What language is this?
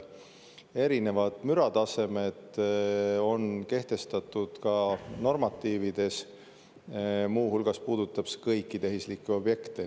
Estonian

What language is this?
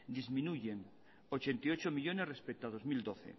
Spanish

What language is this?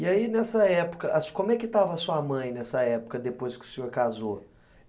Portuguese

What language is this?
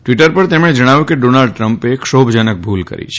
Gujarati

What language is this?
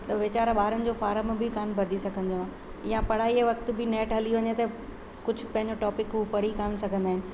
Sindhi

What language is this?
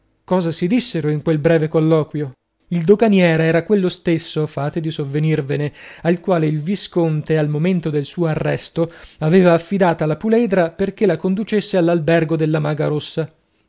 Italian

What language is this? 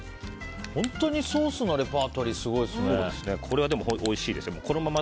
Japanese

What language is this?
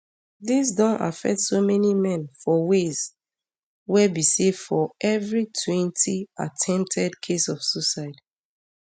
Nigerian Pidgin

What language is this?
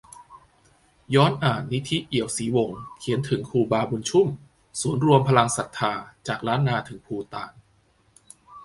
Thai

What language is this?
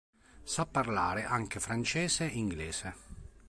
Italian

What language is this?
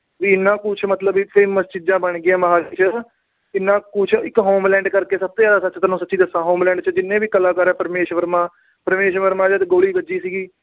Punjabi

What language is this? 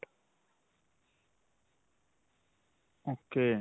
Punjabi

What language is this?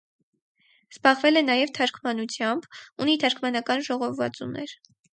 Armenian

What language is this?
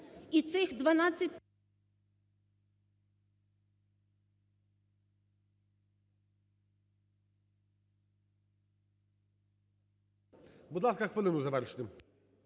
Ukrainian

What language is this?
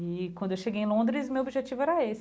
Portuguese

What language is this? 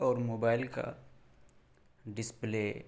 Urdu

